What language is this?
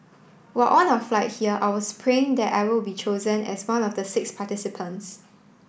English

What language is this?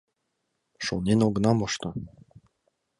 Mari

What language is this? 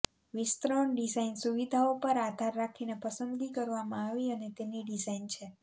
Gujarati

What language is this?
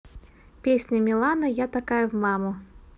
Russian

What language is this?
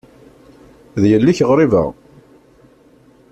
Kabyle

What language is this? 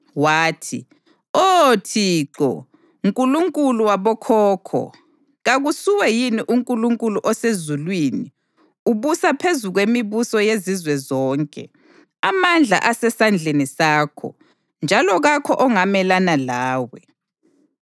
North Ndebele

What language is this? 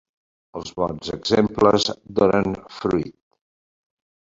Catalan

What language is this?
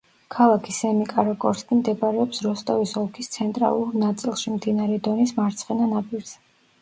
Georgian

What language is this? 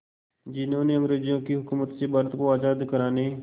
Hindi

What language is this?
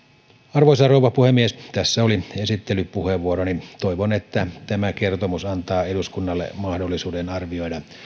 Finnish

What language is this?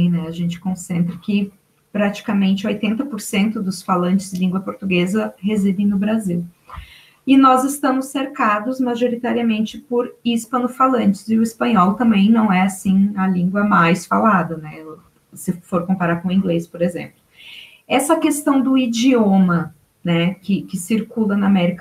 Portuguese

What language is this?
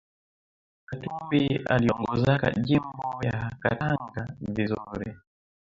Swahili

